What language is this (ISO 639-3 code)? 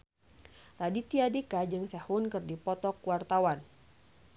sun